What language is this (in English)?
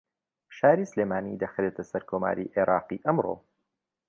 Central Kurdish